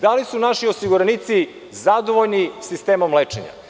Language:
Serbian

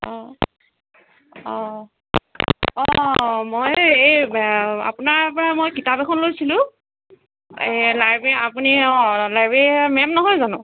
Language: Assamese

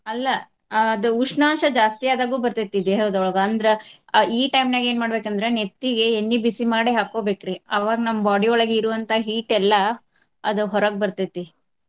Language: Kannada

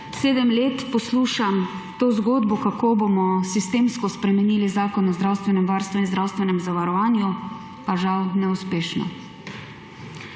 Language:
Slovenian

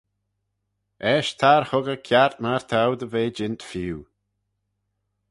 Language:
Manx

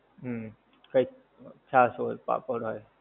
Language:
Gujarati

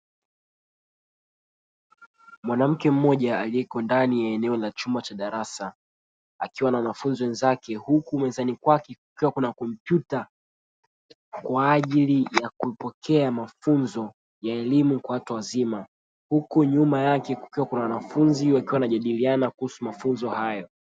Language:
Swahili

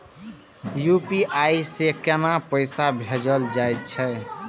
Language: Maithili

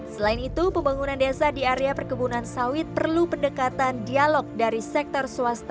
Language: Indonesian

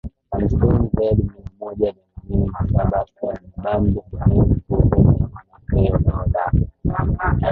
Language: Swahili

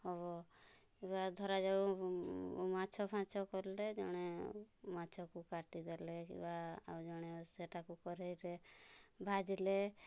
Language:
Odia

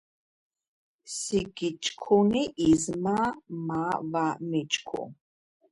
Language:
Georgian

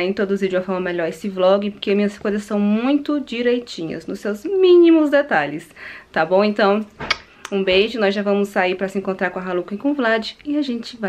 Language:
Portuguese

